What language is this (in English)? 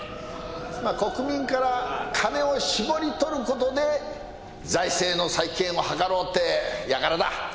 Japanese